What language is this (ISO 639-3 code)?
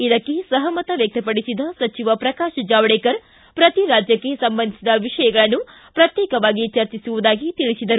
kan